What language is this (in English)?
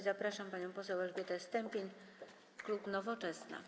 Polish